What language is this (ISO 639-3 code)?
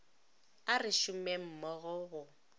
nso